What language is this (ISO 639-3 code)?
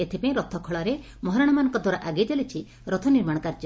ori